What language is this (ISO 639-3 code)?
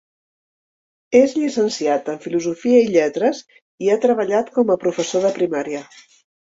cat